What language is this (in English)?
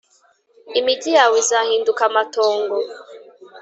Kinyarwanda